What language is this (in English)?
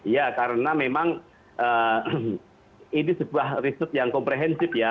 Indonesian